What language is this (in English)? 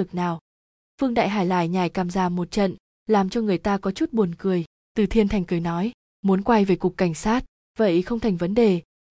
Vietnamese